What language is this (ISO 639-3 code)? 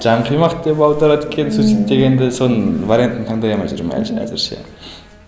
kaz